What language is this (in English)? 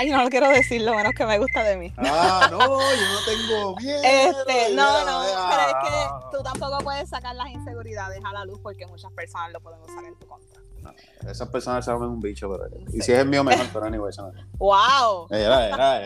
Spanish